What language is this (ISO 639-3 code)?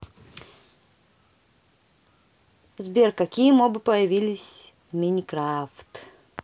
rus